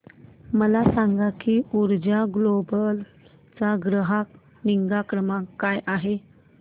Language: Marathi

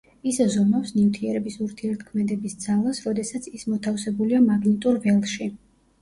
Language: Georgian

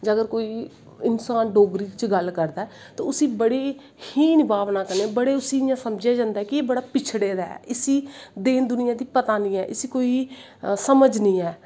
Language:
Dogri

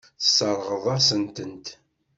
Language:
Kabyle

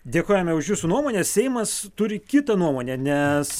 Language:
Lithuanian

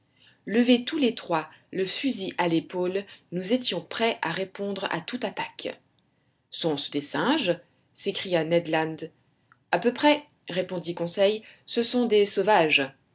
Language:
French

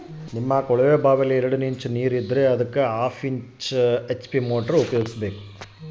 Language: Kannada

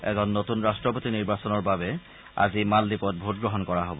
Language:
Assamese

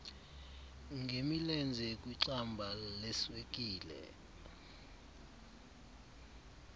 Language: Xhosa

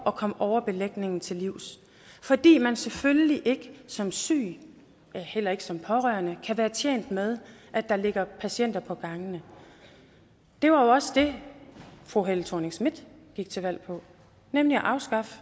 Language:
Danish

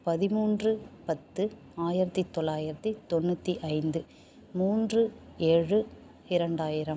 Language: Tamil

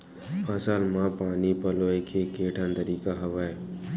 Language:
Chhattisgarhi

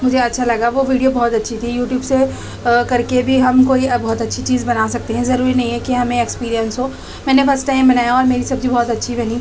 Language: Urdu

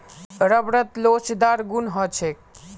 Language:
Magahi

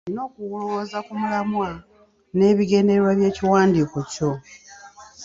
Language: Ganda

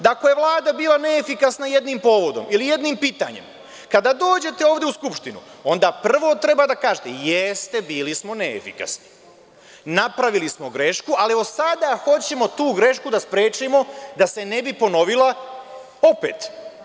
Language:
Serbian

